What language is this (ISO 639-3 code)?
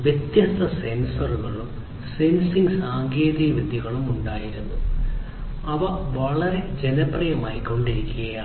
mal